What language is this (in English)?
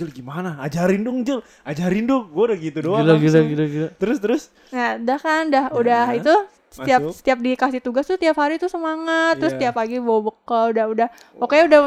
Indonesian